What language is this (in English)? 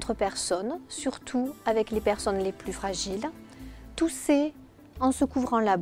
French